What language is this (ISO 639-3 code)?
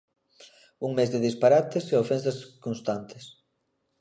glg